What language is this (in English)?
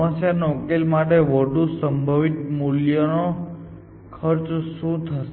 Gujarati